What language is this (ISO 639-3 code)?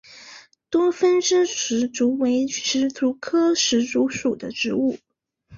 zho